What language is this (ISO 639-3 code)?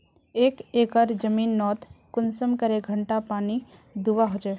mag